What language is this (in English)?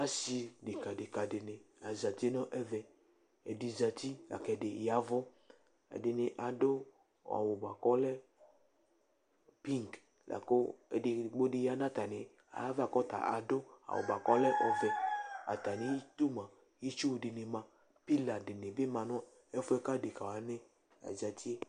Ikposo